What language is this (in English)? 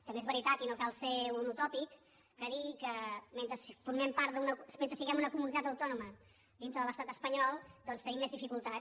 Catalan